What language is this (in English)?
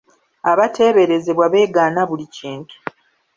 Ganda